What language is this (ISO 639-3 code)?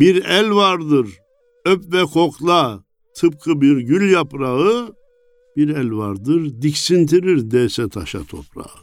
tur